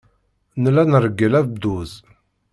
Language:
Kabyle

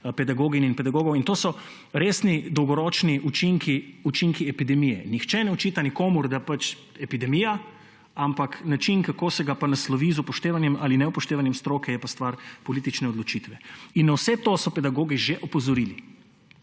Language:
Slovenian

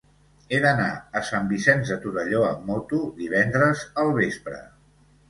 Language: Catalan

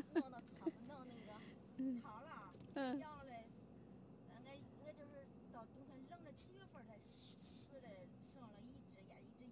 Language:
Chinese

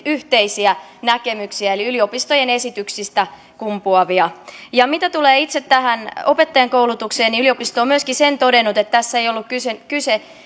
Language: Finnish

